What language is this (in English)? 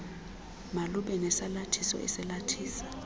Xhosa